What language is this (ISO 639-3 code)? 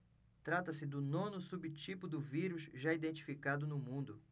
por